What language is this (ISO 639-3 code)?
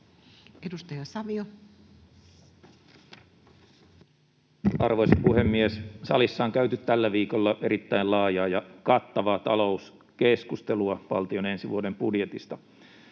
fin